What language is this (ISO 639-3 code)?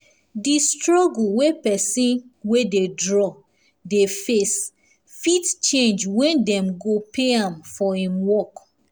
pcm